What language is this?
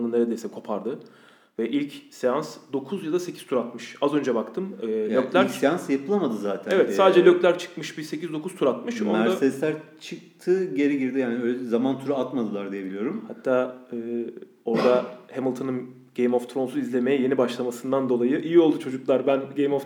Turkish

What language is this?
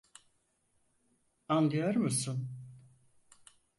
Turkish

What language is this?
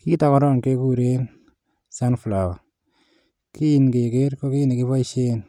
Kalenjin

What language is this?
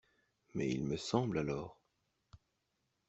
French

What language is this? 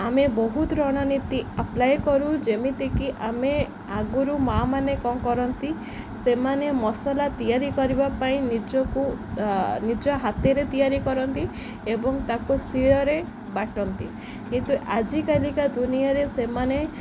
Odia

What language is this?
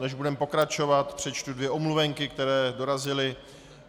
Czech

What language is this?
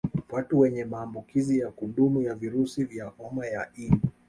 Swahili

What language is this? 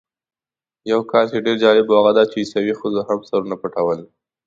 Pashto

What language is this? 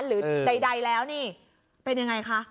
Thai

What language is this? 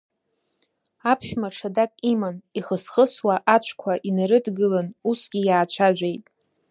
Abkhazian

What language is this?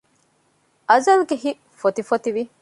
Divehi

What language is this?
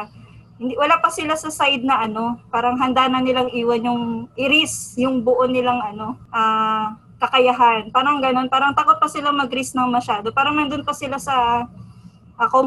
Filipino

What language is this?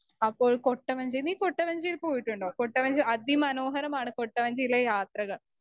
Malayalam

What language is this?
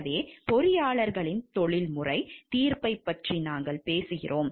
Tamil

